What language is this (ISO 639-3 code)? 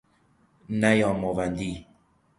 fas